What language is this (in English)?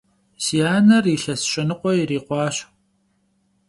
Kabardian